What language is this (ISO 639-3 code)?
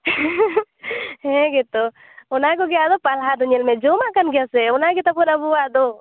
sat